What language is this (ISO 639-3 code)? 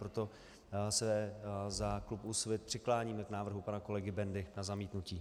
ces